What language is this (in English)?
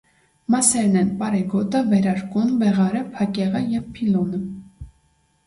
Armenian